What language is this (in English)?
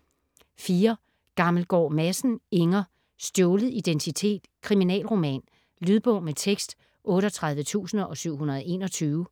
Danish